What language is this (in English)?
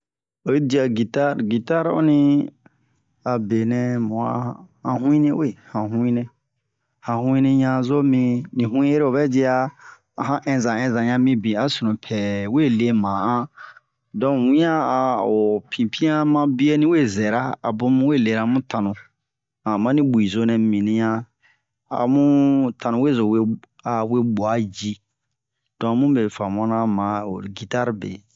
Bomu